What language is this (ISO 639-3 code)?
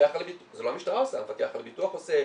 heb